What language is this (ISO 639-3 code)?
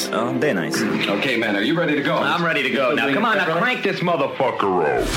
swe